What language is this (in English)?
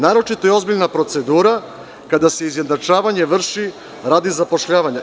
Serbian